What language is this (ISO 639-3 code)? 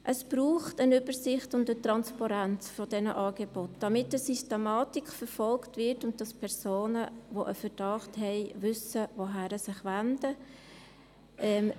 gsw